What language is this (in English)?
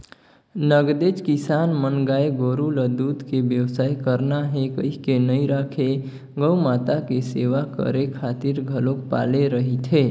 Chhattisgarhi